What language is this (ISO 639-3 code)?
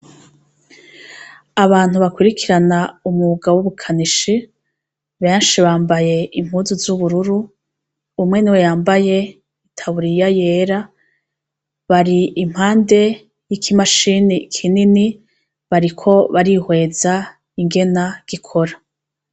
run